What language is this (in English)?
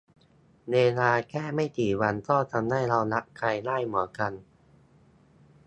Thai